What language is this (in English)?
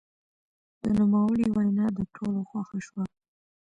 Pashto